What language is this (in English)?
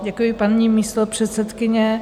Czech